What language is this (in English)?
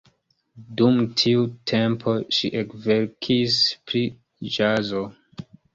Esperanto